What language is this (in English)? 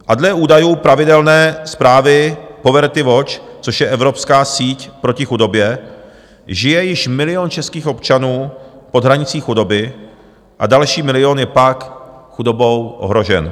Czech